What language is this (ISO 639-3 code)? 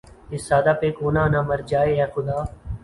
urd